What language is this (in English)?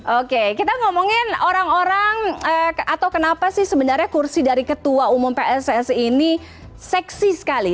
Indonesian